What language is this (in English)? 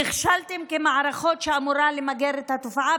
Hebrew